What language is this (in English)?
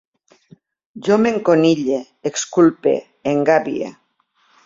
Catalan